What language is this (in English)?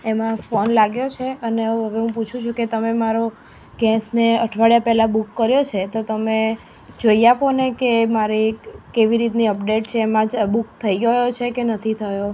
Gujarati